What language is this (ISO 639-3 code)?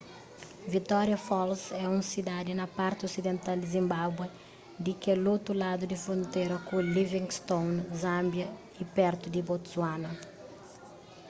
kea